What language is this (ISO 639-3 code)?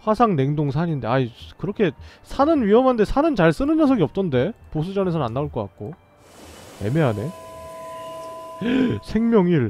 kor